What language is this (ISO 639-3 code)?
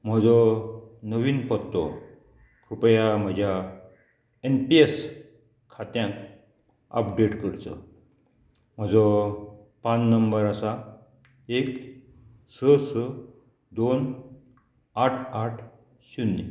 kok